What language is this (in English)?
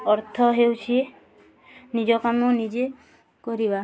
Odia